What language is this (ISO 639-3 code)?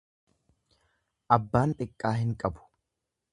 orm